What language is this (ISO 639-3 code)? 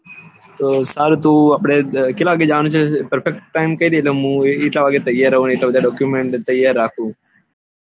guj